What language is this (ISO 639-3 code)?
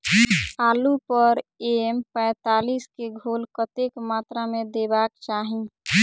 mai